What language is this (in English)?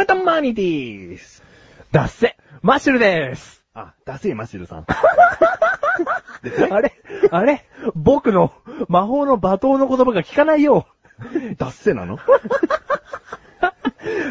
Japanese